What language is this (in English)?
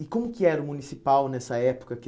Portuguese